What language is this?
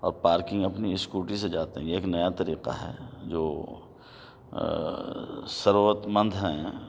Urdu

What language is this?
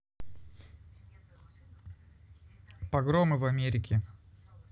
Russian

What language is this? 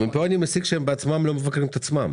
Hebrew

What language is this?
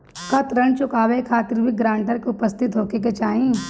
Bhojpuri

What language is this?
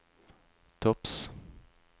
Norwegian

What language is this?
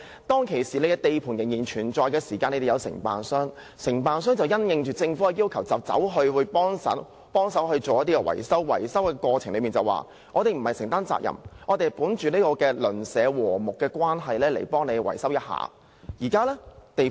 Cantonese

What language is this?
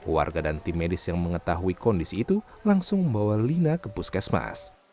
Indonesian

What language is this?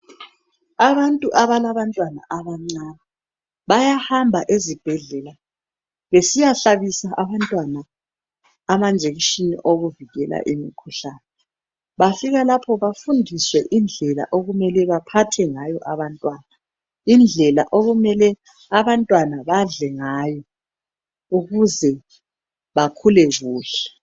North Ndebele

